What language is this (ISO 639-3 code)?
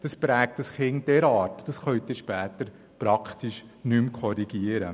gsw